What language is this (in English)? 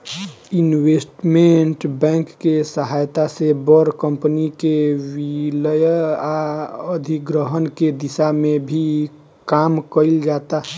Bhojpuri